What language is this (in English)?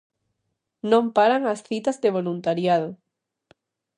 Galician